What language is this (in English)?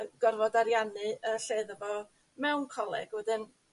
Welsh